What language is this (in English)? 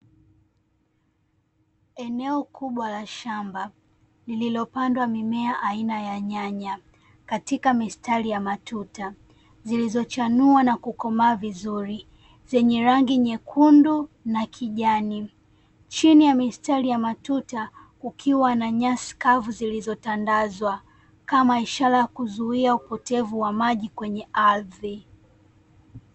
Swahili